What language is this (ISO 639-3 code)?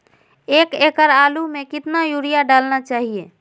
mag